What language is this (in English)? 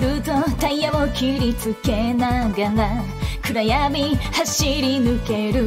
Japanese